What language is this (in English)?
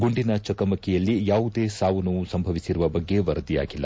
Kannada